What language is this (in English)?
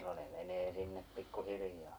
Finnish